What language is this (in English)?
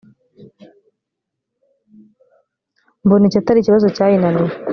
Kinyarwanda